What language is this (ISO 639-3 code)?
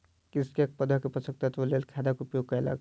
mai